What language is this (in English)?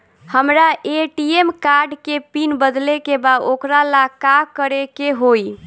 Bhojpuri